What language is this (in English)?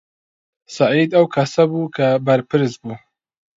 Central Kurdish